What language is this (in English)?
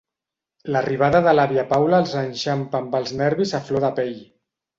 Catalan